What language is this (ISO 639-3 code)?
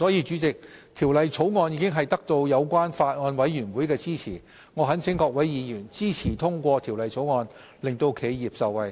yue